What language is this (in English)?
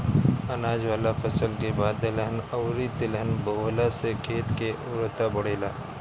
Bhojpuri